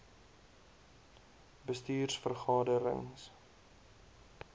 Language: Afrikaans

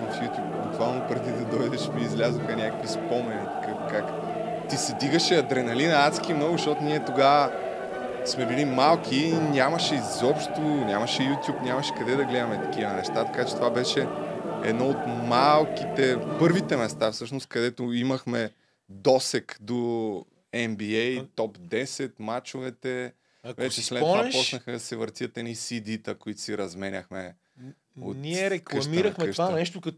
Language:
Bulgarian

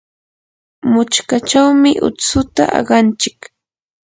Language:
Yanahuanca Pasco Quechua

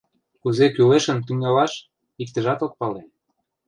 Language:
Mari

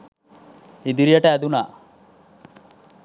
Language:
Sinhala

